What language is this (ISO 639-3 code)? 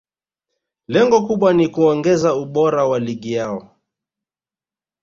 swa